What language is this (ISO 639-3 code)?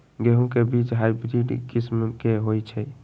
mag